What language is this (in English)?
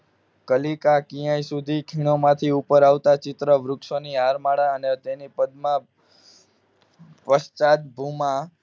Gujarati